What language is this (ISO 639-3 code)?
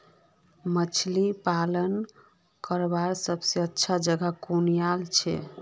mag